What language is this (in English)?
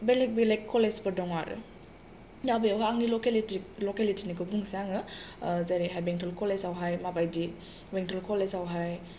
Bodo